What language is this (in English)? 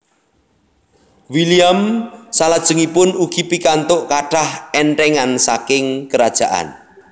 Javanese